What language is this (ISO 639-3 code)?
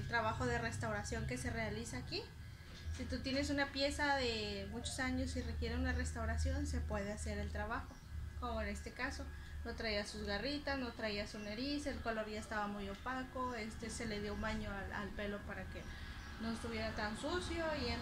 spa